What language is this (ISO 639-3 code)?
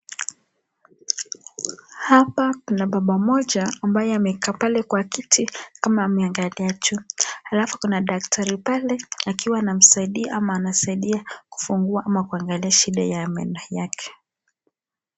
swa